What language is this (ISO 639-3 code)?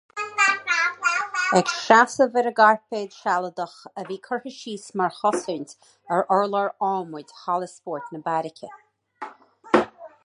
gle